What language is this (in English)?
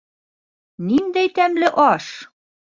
Bashkir